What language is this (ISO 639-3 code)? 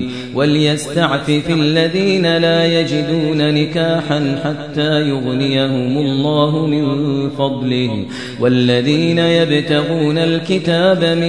ara